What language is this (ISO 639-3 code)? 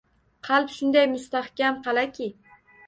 uzb